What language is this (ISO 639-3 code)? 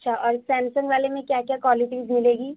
urd